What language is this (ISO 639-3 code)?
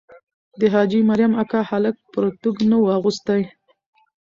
pus